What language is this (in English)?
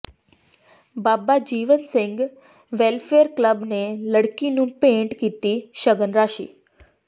Punjabi